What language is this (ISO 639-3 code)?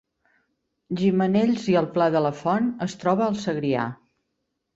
cat